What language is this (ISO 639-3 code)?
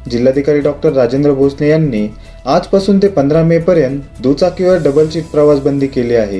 mar